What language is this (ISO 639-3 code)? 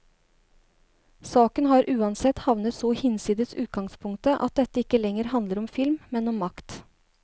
nor